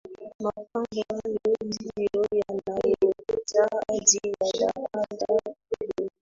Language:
Swahili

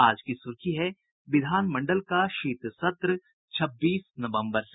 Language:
Hindi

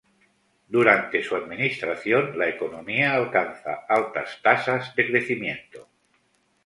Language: Spanish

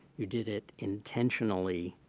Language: English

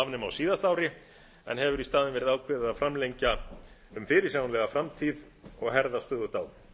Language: Icelandic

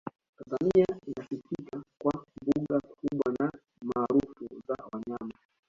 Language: Swahili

